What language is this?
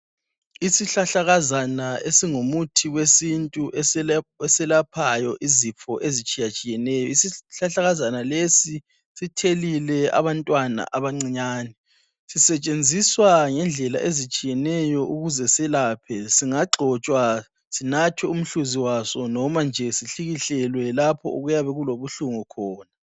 North Ndebele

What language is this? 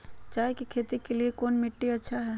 Magahi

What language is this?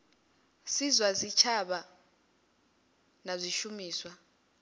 Venda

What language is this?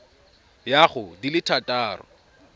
Tswana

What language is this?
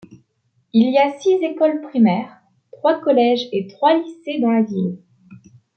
French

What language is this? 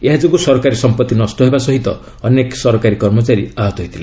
Odia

